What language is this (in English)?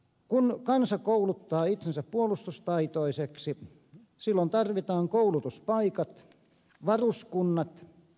Finnish